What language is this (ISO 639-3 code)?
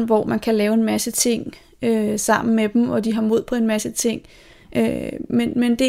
dan